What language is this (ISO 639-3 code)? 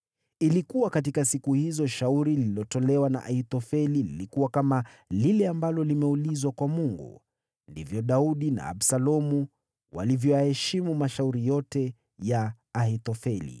swa